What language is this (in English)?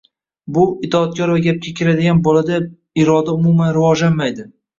Uzbek